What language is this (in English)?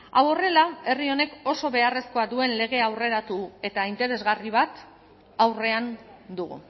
Basque